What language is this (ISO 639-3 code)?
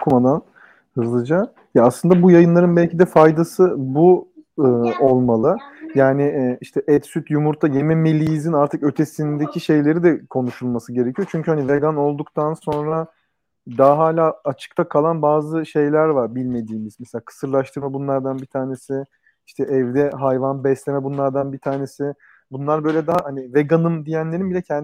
tur